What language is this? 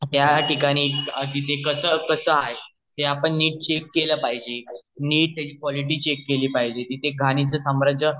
Marathi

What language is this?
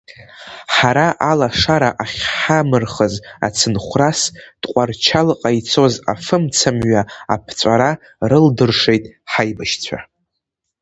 Abkhazian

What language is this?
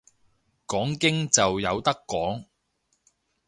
Cantonese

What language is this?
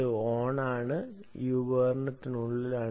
Malayalam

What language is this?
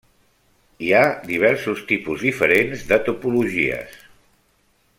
Catalan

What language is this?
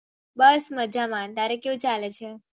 Gujarati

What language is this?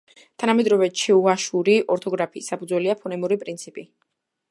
Georgian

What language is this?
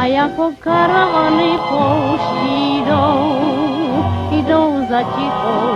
Ukrainian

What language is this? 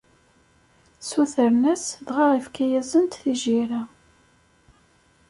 Kabyle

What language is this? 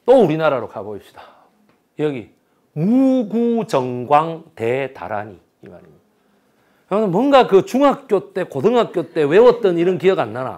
Korean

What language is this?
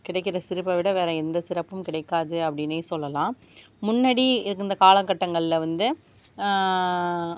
Tamil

